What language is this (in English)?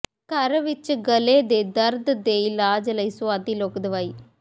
Punjabi